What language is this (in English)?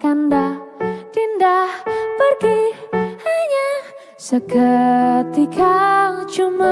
Indonesian